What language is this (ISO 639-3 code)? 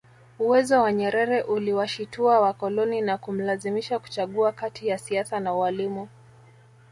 swa